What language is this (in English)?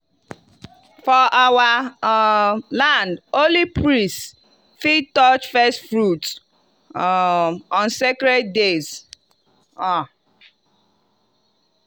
Nigerian Pidgin